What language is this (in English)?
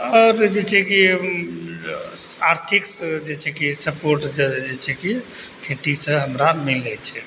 Maithili